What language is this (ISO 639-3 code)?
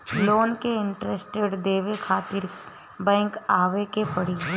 bho